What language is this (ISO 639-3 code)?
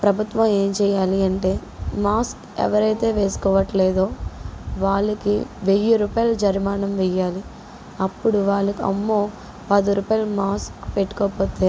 tel